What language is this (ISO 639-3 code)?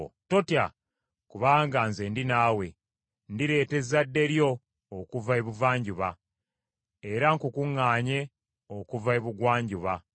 lug